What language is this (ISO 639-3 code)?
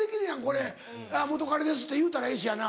jpn